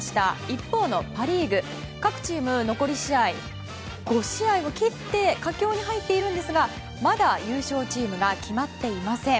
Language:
Japanese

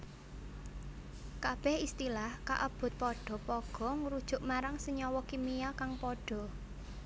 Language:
Javanese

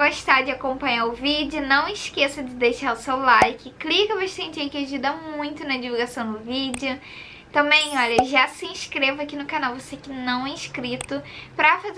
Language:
Portuguese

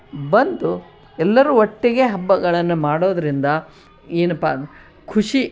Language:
Kannada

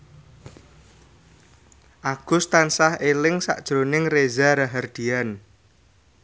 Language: Javanese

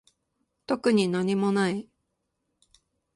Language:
Japanese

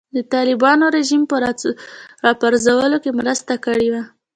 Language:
Pashto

